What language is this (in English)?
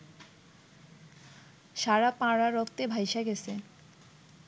Bangla